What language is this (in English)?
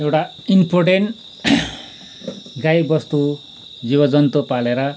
Nepali